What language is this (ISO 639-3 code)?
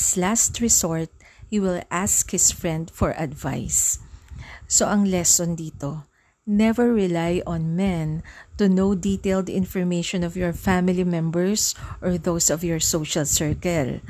fil